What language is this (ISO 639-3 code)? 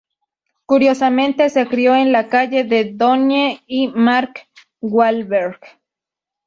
spa